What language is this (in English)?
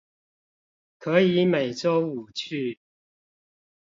Chinese